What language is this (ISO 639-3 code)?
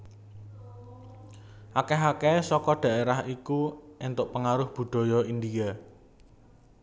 jav